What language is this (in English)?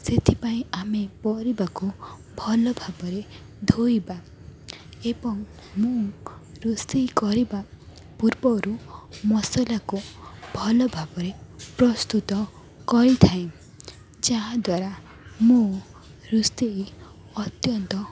Odia